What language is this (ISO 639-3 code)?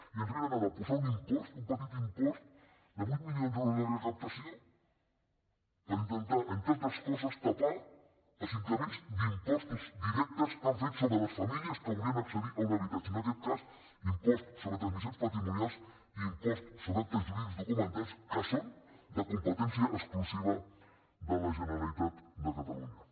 cat